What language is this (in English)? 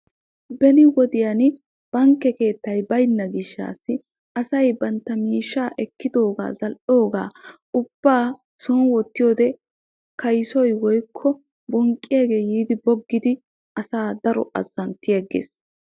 Wolaytta